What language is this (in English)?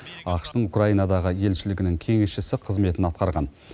Kazakh